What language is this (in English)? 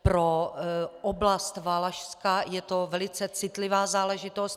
Czech